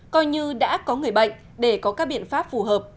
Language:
Vietnamese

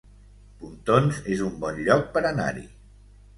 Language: Catalan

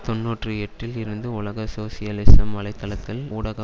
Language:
Tamil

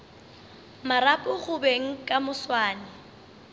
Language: Northern Sotho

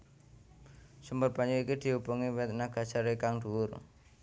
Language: Javanese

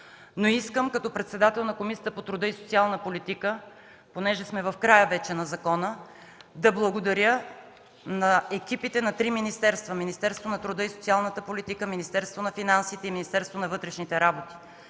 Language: Bulgarian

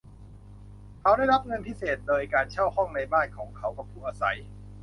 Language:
Thai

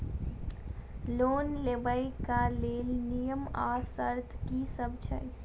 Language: Maithili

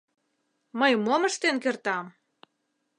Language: Mari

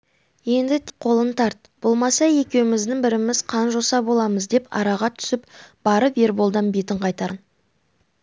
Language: Kazakh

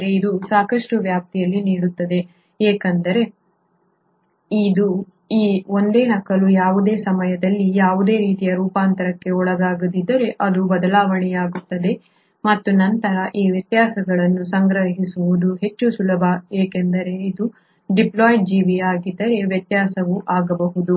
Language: Kannada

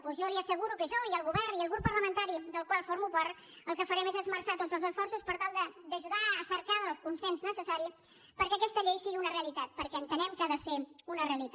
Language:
Catalan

